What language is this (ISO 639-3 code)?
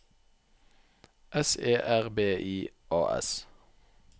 nor